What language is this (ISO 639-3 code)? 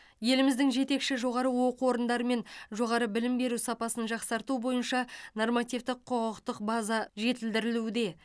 kaz